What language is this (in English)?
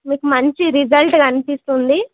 Telugu